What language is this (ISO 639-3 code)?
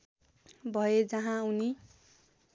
nep